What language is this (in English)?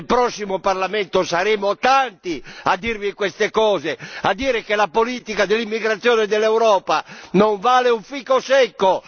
Italian